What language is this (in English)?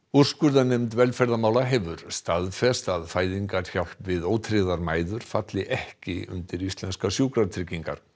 Icelandic